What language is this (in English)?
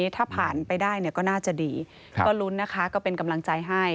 Thai